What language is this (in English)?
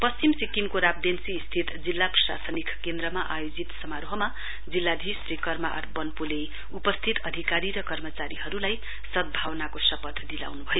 Nepali